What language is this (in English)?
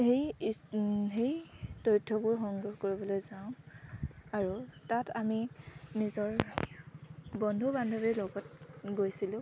Assamese